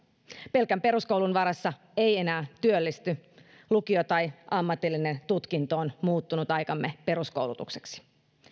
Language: Finnish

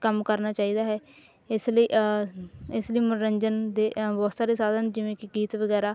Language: Punjabi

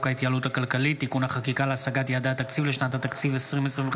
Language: Hebrew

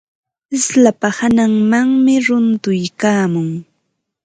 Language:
Ambo-Pasco Quechua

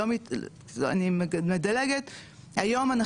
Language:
Hebrew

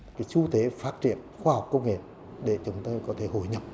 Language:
Vietnamese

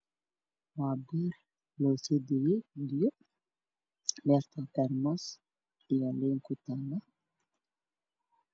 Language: Somali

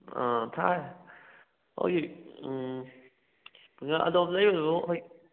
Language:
Manipuri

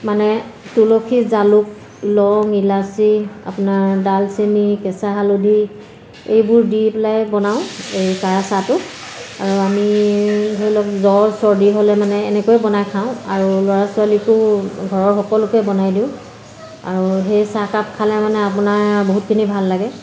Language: Assamese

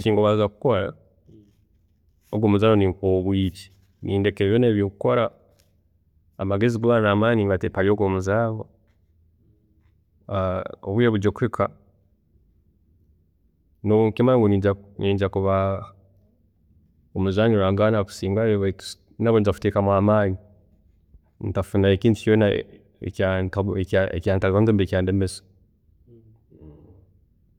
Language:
Tooro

